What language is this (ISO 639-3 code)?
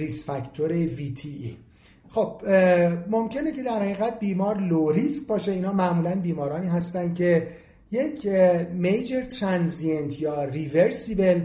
fas